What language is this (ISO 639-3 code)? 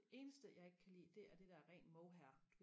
dan